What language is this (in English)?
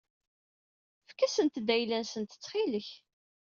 Kabyle